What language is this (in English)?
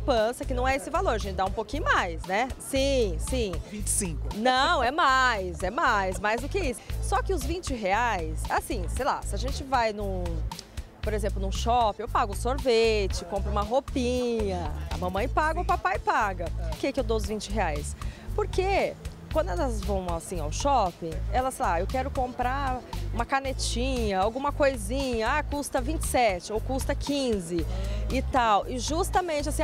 Portuguese